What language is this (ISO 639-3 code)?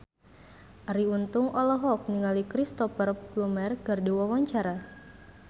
sun